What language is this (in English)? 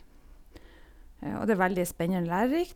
Norwegian